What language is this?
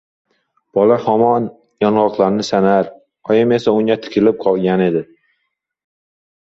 Uzbek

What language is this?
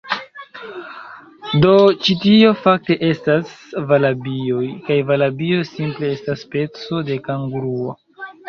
Esperanto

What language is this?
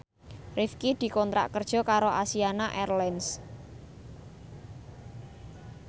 Javanese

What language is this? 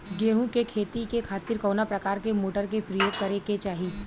Bhojpuri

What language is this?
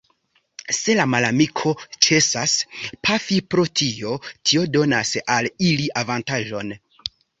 Esperanto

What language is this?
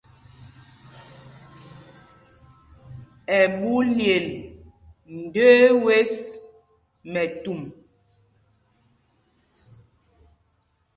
Mpumpong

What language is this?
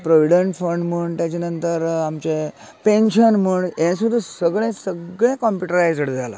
Konkani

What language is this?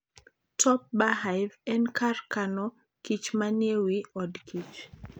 Luo (Kenya and Tanzania)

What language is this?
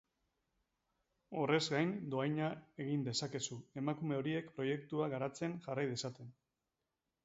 Basque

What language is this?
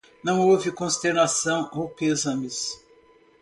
Portuguese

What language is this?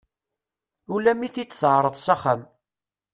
Kabyle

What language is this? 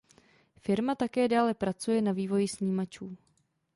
Czech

